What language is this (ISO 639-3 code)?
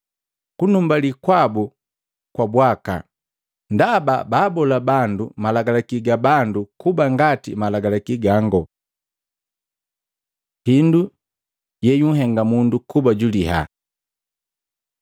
mgv